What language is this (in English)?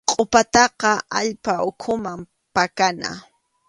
Arequipa-La Unión Quechua